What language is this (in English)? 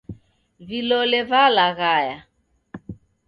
Taita